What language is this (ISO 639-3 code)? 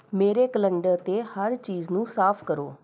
pan